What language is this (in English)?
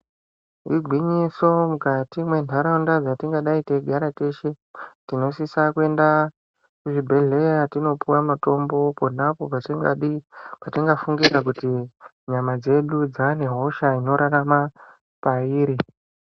Ndau